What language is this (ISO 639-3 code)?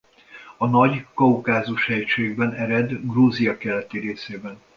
hun